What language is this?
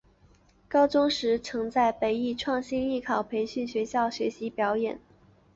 Chinese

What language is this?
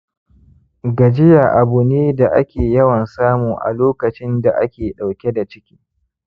Hausa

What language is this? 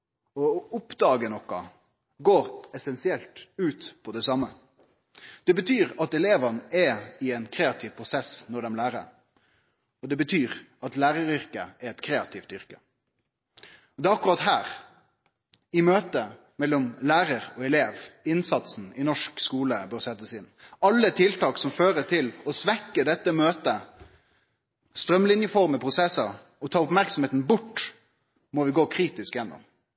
Norwegian Nynorsk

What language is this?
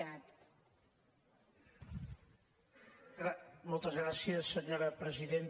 Catalan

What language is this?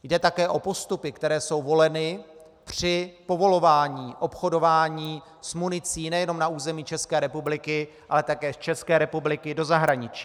Czech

